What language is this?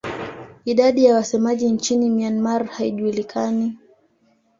Swahili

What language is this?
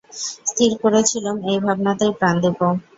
Bangla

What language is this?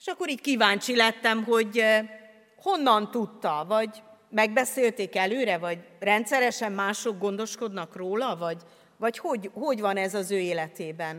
Hungarian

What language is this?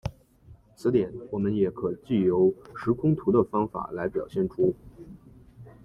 Chinese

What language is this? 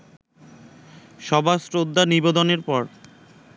Bangla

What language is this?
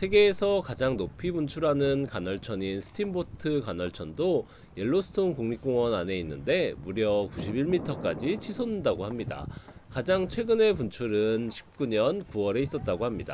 Korean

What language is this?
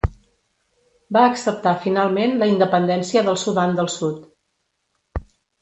Catalan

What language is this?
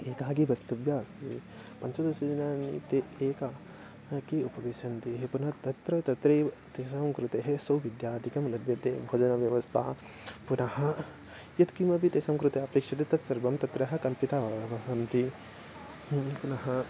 Sanskrit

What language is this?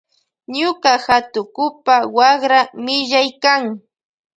Loja Highland Quichua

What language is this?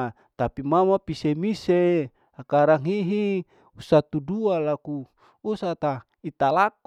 Larike-Wakasihu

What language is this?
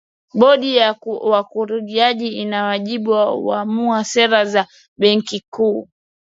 Swahili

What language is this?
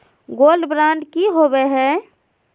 Magahi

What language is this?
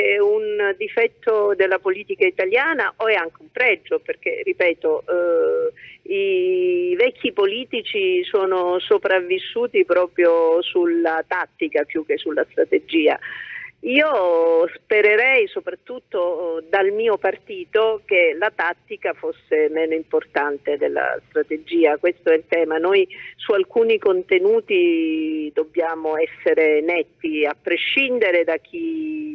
Italian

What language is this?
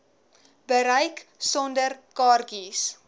Afrikaans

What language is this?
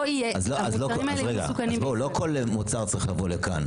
Hebrew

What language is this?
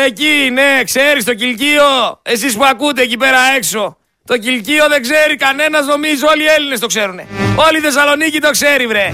Greek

